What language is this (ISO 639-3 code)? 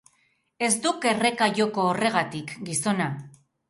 eus